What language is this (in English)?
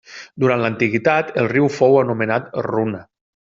Catalan